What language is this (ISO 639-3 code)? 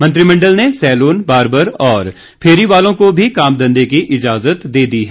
hin